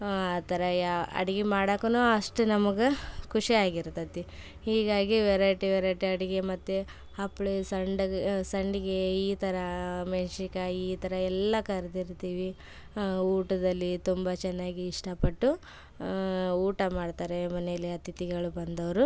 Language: Kannada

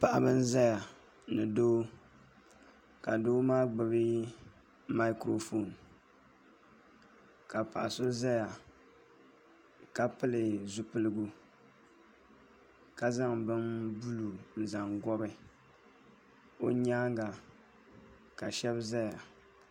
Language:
Dagbani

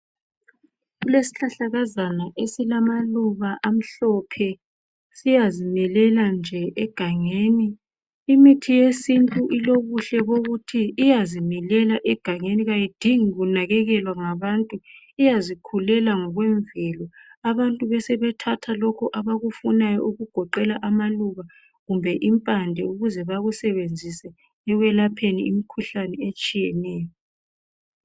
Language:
North Ndebele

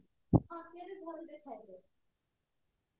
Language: Odia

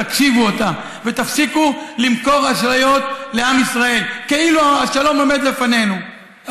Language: Hebrew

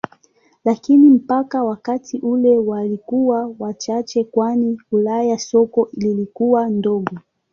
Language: Swahili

